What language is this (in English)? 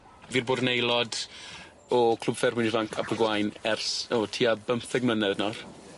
Welsh